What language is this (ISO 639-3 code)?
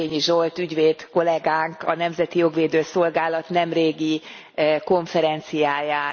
hun